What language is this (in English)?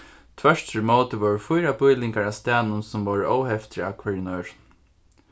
Faroese